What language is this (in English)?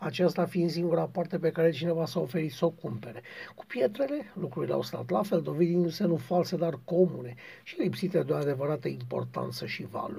Romanian